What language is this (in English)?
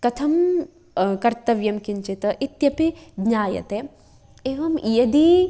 Sanskrit